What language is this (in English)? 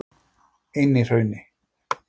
Icelandic